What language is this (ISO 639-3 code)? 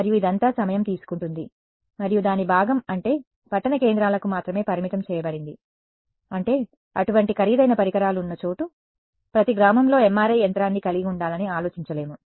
tel